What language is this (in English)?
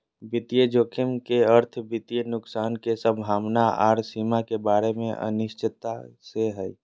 Magahi